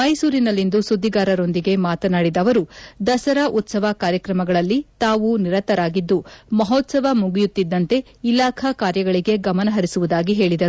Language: Kannada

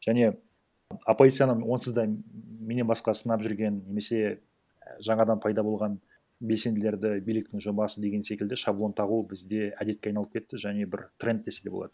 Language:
Kazakh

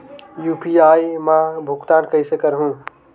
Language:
Chhattisgarhi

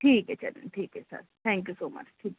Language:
Urdu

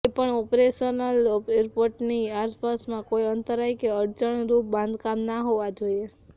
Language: Gujarati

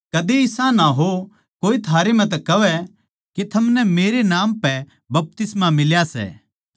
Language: Haryanvi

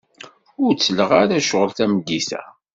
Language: Kabyle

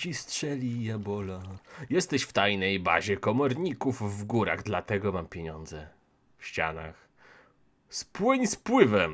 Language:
Polish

